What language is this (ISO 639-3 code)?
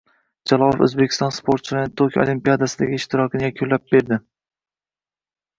uzb